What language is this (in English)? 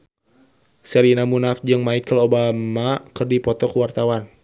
Sundanese